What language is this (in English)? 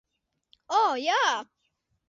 Latvian